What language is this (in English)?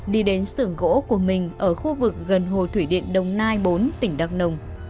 Vietnamese